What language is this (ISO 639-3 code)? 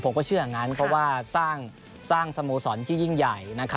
tha